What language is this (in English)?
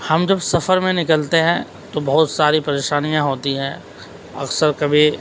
Urdu